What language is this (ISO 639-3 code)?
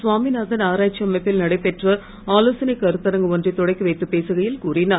tam